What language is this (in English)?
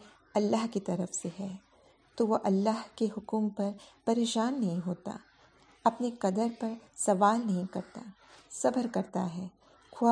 Urdu